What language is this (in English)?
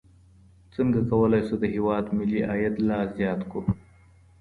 Pashto